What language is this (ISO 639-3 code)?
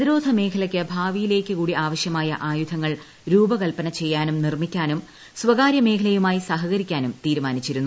mal